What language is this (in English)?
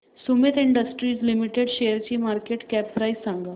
Marathi